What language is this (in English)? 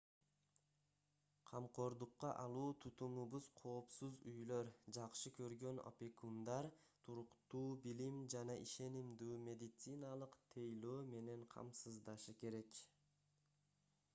Kyrgyz